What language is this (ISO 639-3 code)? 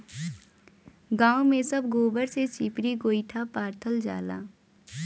bho